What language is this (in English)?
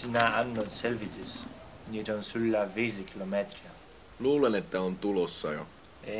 Finnish